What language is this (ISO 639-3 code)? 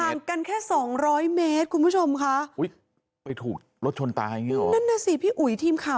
tha